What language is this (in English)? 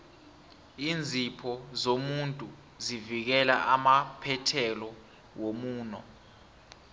South Ndebele